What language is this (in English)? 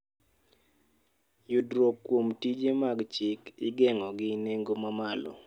Luo (Kenya and Tanzania)